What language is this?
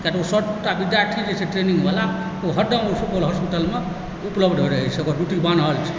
Maithili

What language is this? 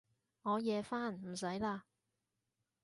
Cantonese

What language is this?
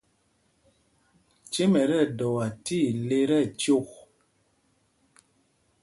Mpumpong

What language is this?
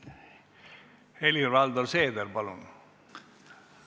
Estonian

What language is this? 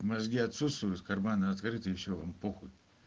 Russian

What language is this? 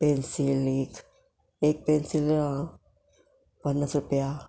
Konkani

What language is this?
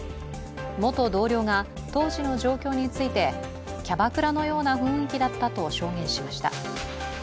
Japanese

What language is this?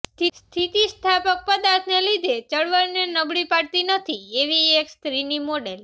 Gujarati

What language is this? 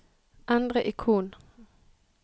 Norwegian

